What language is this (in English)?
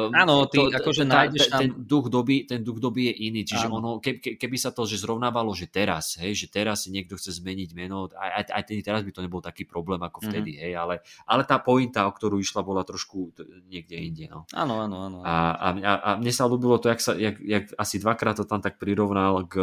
Slovak